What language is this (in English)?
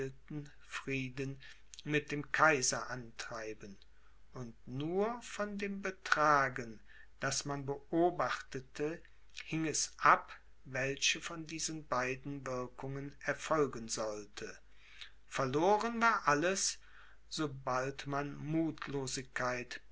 German